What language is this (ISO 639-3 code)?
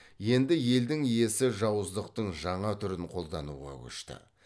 kaz